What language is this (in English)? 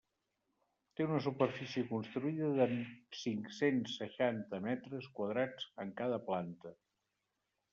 Catalan